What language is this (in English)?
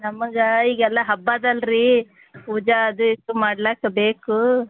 Kannada